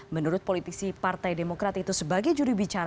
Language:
Indonesian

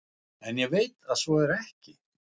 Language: Icelandic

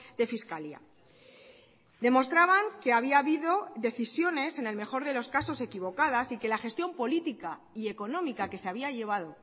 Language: Spanish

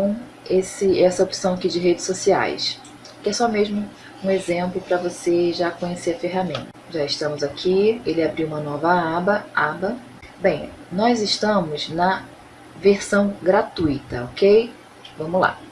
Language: Portuguese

